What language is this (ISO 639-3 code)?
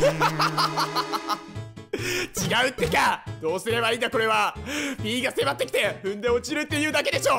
jpn